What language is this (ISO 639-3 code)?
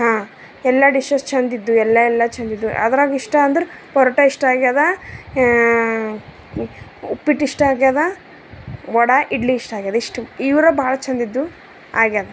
kan